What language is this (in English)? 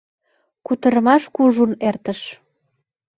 Mari